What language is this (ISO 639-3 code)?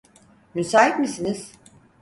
tur